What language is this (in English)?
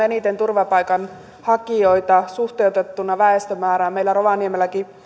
Finnish